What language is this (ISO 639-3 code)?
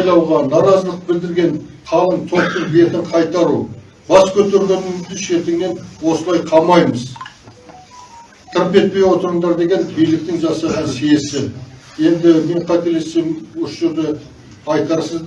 tur